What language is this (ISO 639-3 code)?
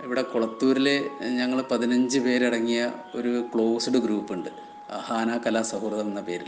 mal